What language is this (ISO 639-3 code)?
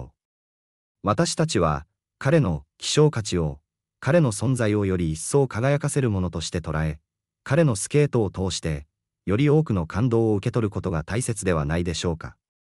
jpn